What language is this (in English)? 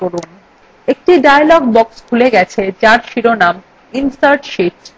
Bangla